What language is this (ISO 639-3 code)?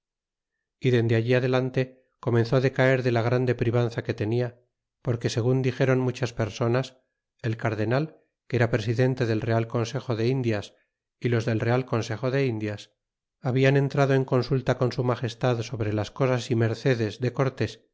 spa